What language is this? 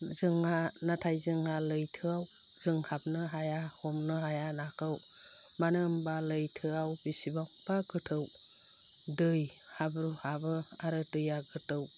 Bodo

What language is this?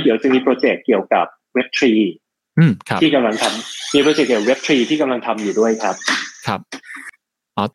Thai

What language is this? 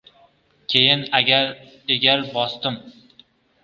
Uzbek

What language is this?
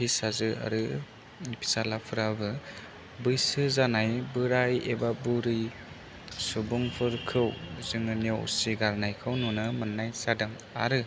Bodo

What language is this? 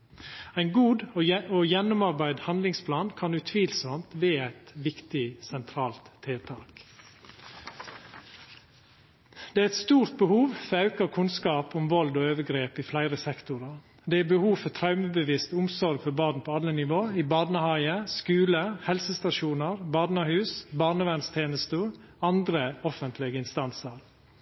Norwegian Nynorsk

